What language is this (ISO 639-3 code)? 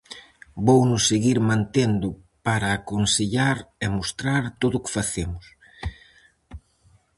glg